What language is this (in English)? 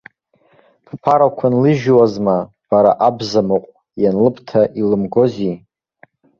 Abkhazian